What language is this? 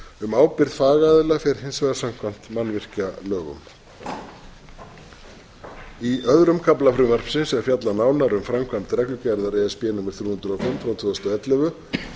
Icelandic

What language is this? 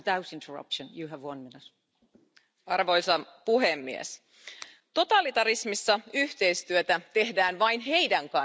Finnish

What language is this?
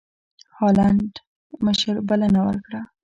Pashto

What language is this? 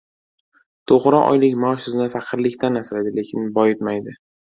Uzbek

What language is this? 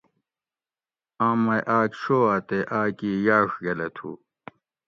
Gawri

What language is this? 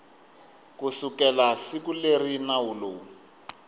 Tsonga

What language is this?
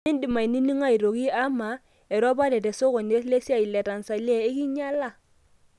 Masai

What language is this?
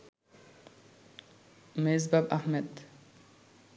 Bangla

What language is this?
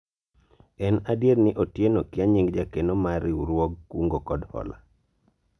Luo (Kenya and Tanzania)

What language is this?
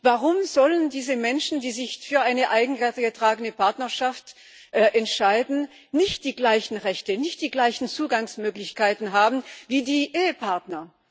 German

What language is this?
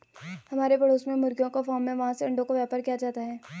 Hindi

